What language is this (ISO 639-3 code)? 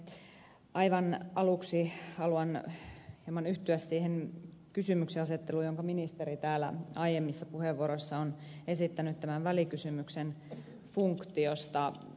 fin